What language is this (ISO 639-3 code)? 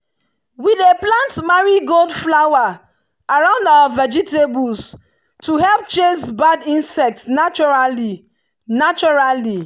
pcm